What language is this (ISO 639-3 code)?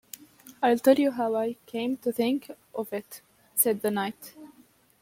eng